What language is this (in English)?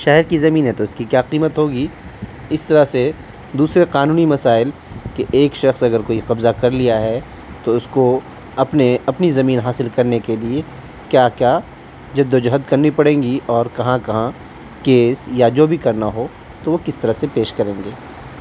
Urdu